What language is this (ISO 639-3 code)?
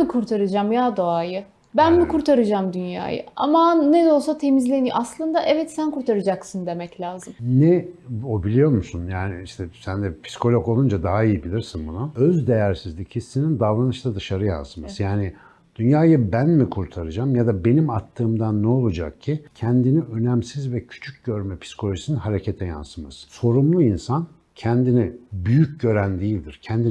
tur